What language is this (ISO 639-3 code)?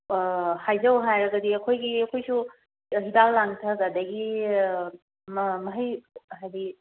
mni